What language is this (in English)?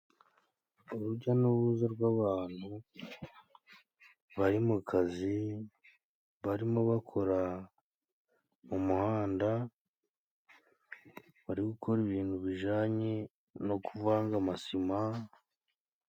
Kinyarwanda